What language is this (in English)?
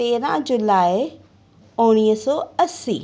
Sindhi